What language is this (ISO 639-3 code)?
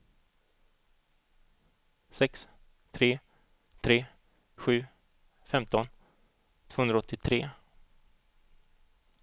swe